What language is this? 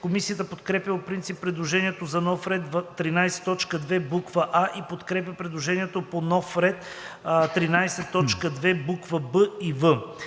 Bulgarian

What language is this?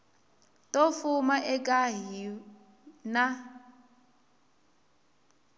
Tsonga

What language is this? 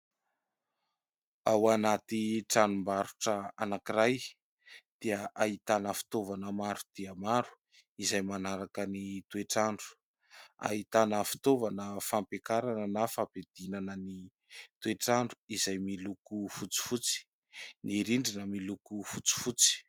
Malagasy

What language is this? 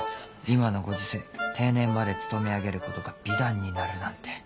Japanese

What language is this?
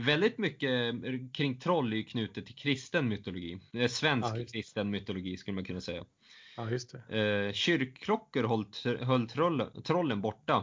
Swedish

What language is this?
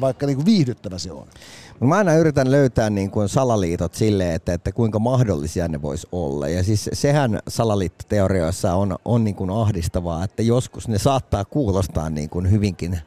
Finnish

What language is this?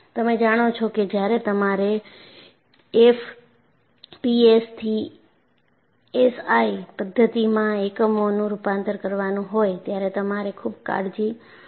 Gujarati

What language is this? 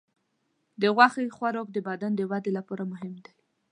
Pashto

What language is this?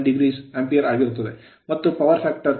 Kannada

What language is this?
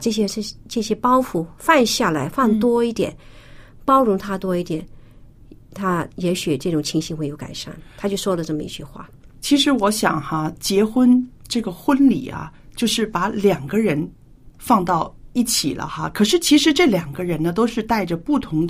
Chinese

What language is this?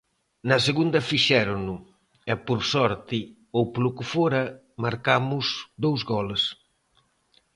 Galician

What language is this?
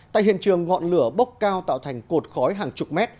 Vietnamese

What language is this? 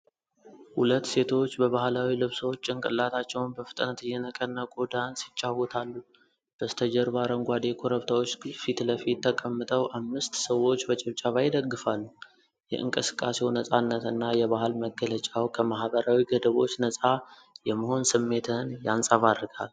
Amharic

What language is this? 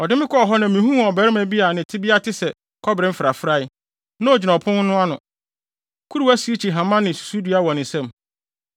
Akan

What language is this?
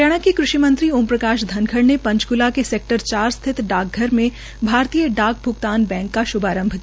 Hindi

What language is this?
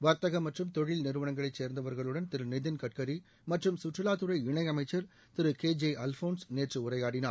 Tamil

